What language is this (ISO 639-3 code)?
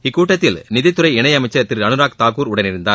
tam